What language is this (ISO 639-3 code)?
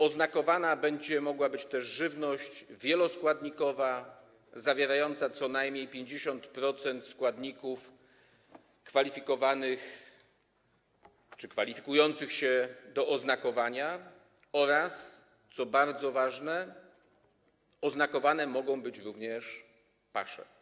pol